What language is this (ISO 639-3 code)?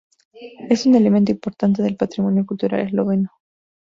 spa